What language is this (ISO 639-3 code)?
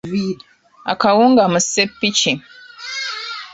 lug